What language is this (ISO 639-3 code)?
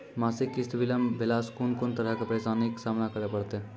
mai